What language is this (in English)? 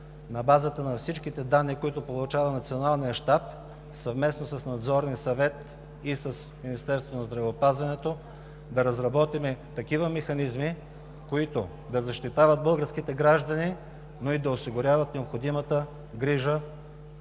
Bulgarian